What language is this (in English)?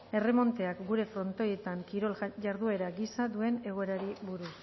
Basque